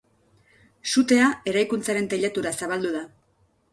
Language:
Basque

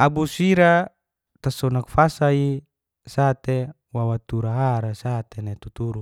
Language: Geser-Gorom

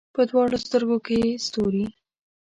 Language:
Pashto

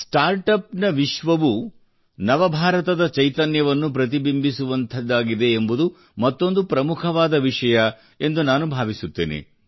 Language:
Kannada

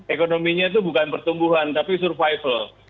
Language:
Indonesian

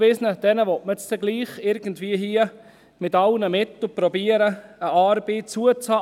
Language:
Swiss German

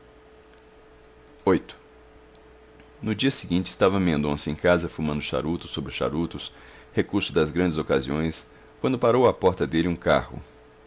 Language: Portuguese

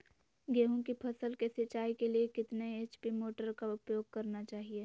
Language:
Magahi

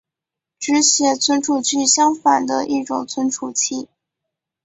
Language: Chinese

